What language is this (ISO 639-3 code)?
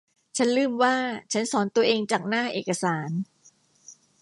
tha